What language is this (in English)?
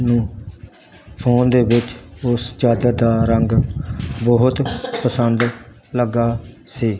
Punjabi